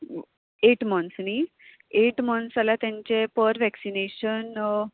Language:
Konkani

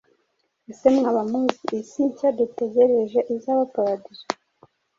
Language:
Kinyarwanda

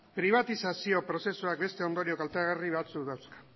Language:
Basque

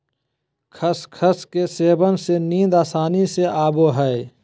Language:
Magahi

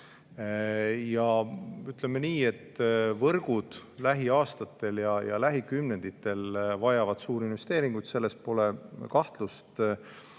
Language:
Estonian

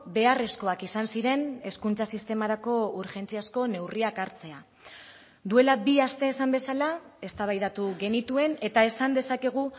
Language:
Basque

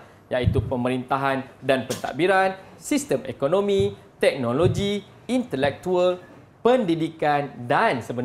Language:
Malay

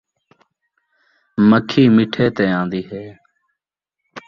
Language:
Saraiki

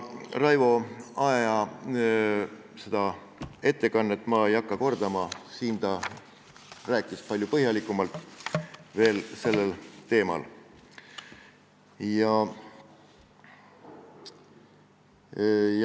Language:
Estonian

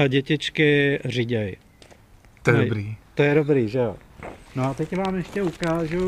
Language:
Czech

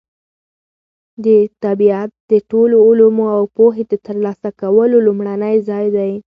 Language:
Pashto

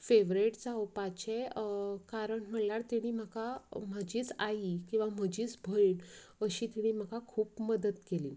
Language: Konkani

